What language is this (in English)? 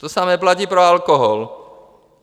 Czech